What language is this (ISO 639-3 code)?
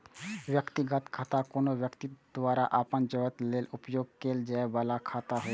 mai